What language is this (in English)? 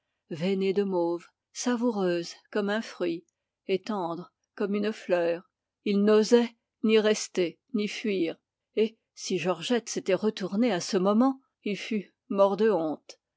French